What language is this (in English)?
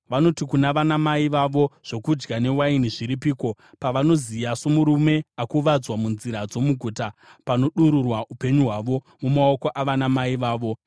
Shona